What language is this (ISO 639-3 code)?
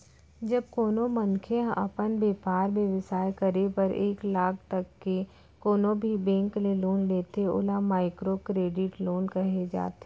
hne